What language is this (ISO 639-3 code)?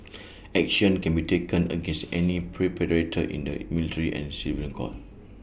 eng